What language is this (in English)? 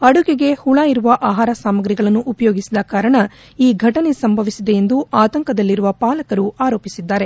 Kannada